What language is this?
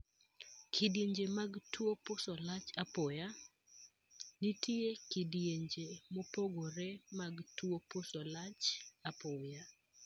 Luo (Kenya and Tanzania)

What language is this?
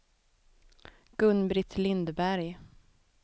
Swedish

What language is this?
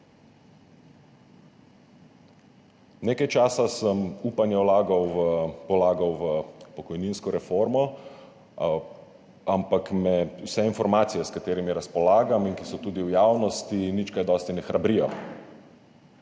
Slovenian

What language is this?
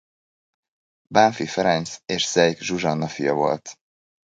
Hungarian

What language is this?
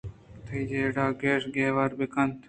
Eastern Balochi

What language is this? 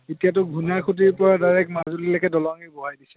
Assamese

